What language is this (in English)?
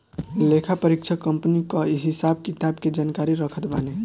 Bhojpuri